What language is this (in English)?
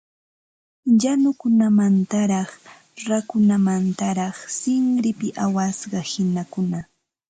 Ambo-Pasco Quechua